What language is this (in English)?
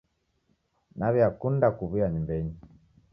Taita